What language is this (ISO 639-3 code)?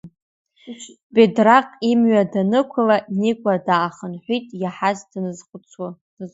abk